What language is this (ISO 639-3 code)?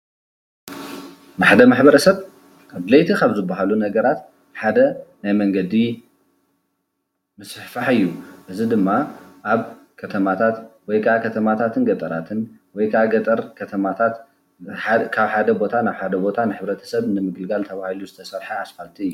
tir